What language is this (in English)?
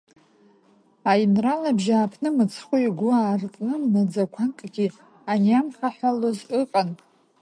Abkhazian